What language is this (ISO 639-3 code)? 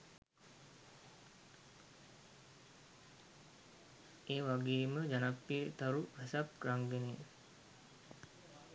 sin